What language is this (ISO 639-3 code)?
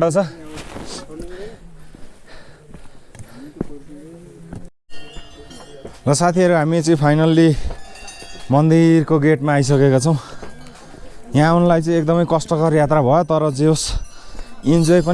ind